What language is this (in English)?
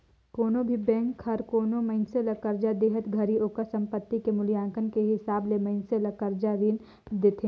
Chhattisgarhi